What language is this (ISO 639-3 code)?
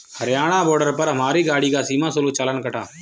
hin